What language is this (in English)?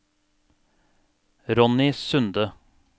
Norwegian